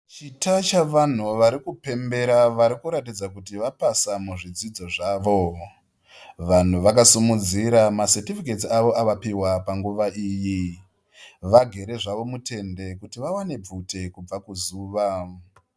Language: Shona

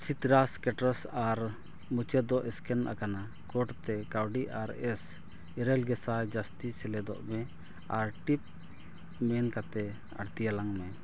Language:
Santali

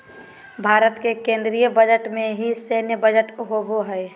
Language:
Magahi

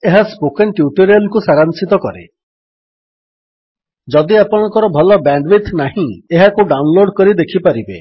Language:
Odia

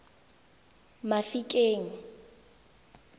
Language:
Tswana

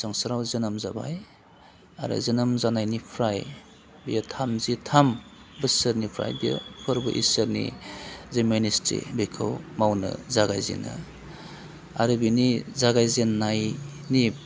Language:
Bodo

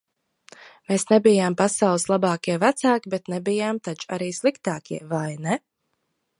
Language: Latvian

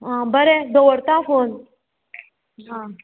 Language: Konkani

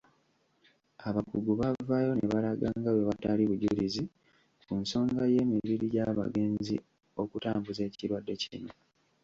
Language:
Ganda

